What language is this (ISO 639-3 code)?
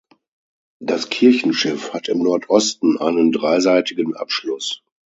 deu